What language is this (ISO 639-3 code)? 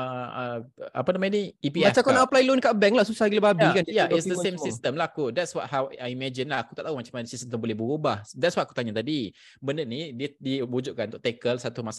msa